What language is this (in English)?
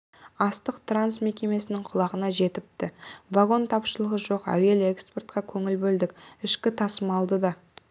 Kazakh